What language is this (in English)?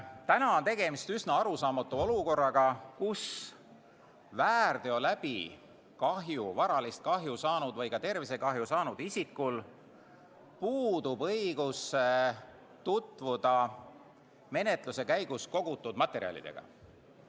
Estonian